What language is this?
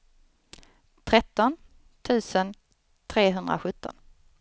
Swedish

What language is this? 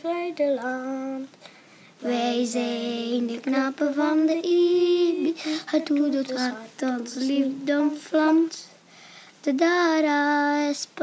Dutch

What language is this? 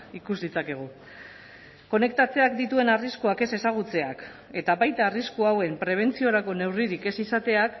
Basque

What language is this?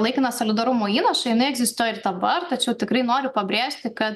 Lithuanian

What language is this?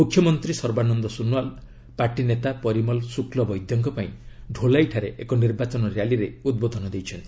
Odia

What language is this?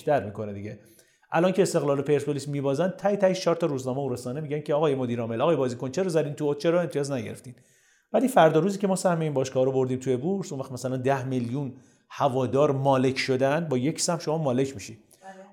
Persian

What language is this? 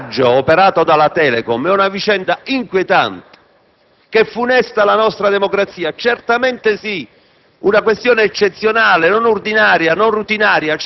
Italian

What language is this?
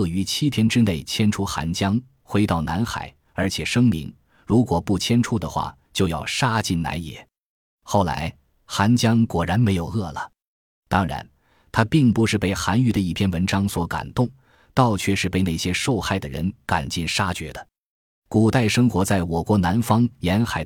Chinese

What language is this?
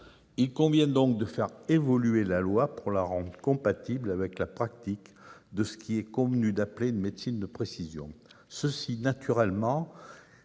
French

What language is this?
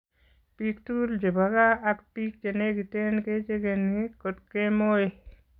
Kalenjin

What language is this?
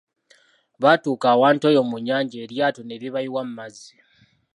Ganda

